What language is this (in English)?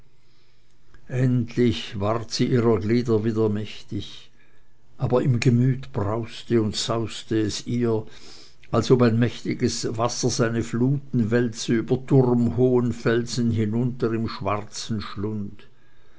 German